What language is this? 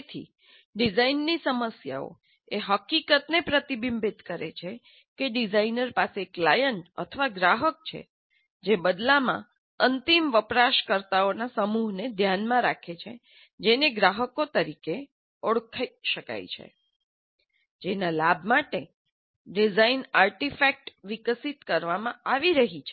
Gujarati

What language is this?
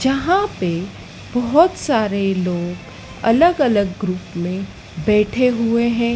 Hindi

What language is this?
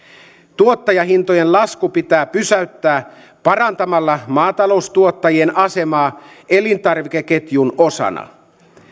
Finnish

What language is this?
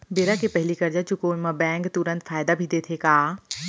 Chhattisgarhi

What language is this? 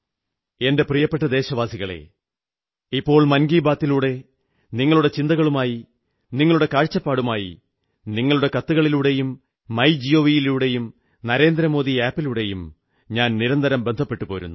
Malayalam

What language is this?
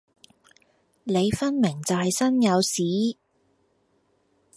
Cantonese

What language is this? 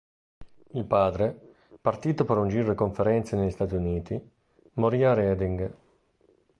Italian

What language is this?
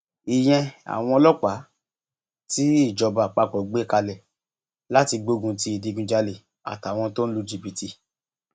Yoruba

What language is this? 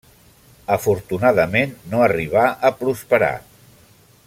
Catalan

